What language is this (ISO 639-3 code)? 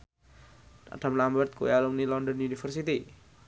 jav